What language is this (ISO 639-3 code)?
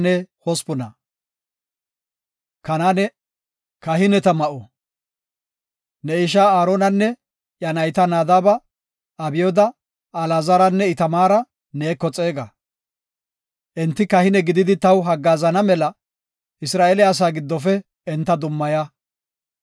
gof